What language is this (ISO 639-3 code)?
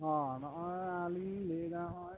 sat